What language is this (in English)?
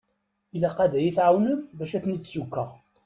Kabyle